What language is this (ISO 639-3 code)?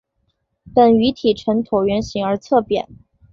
zho